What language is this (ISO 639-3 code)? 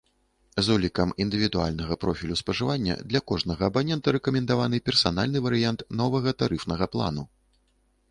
bel